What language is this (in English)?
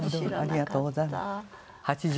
Japanese